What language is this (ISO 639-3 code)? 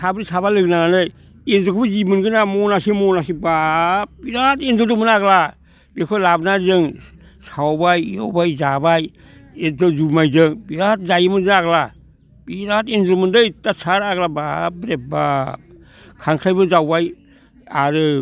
brx